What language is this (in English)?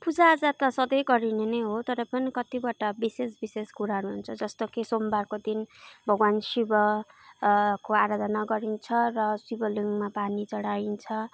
Nepali